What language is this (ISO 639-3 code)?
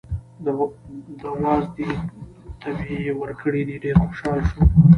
pus